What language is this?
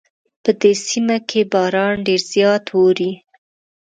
Pashto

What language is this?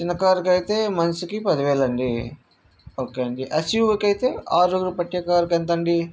Telugu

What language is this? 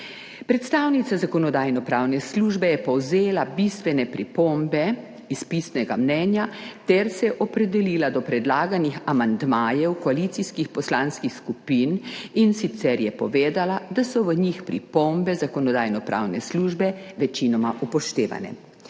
Slovenian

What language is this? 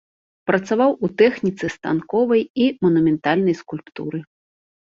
Belarusian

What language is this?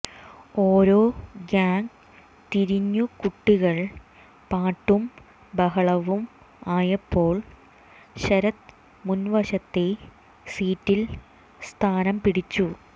Malayalam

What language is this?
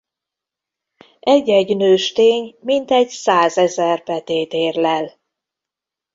Hungarian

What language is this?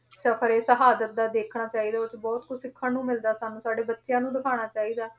Punjabi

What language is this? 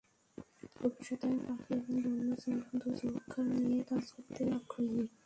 Bangla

